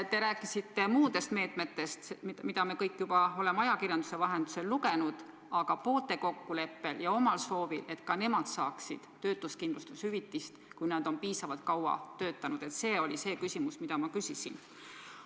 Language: Estonian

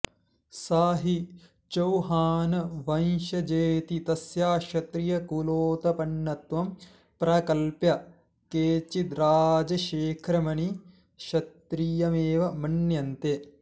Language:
Sanskrit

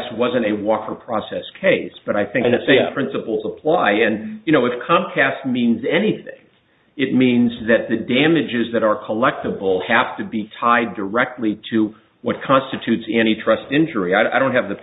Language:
English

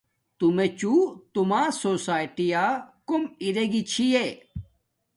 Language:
Domaaki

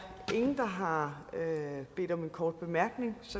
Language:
Danish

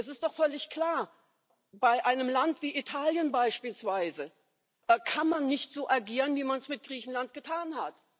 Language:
German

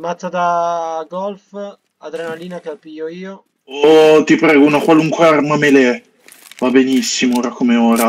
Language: Italian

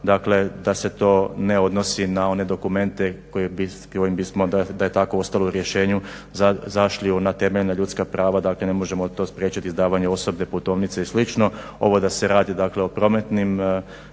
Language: Croatian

